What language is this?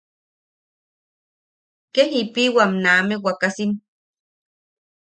Yaqui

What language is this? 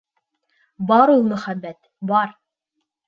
Bashkir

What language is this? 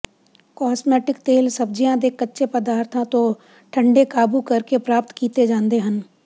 Punjabi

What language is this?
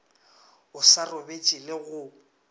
Northern Sotho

